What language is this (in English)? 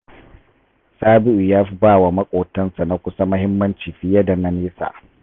Hausa